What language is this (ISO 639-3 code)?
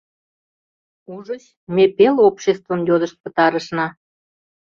chm